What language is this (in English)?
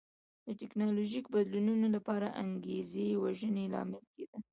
Pashto